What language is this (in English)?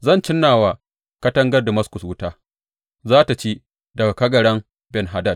Hausa